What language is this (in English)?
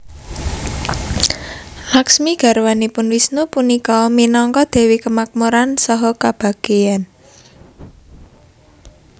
Javanese